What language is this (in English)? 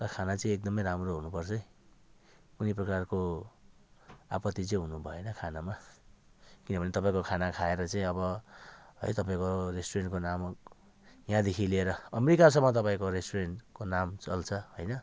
Nepali